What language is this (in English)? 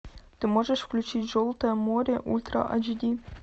Russian